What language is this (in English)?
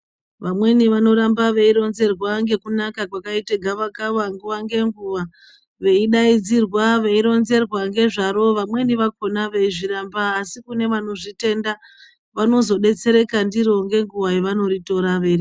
Ndau